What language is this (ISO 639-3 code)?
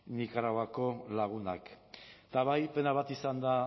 eus